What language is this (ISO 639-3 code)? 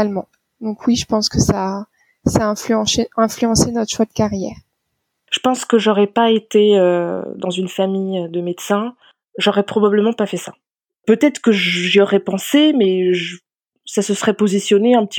fra